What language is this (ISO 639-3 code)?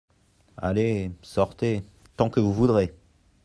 fra